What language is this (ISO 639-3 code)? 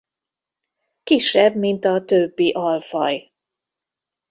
hun